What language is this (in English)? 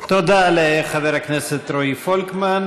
Hebrew